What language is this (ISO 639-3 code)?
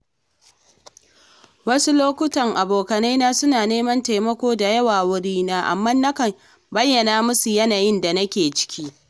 hau